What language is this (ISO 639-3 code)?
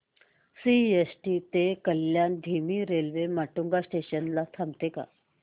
mar